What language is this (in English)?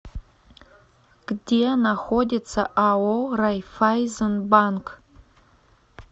Russian